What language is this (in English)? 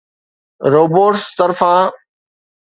Sindhi